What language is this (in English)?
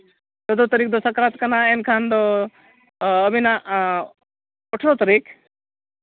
Santali